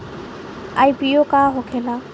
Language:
Bhojpuri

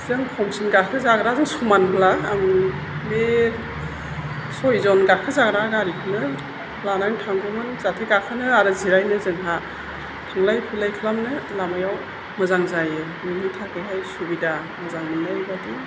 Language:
Bodo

